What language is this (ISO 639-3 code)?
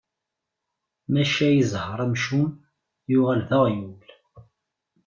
kab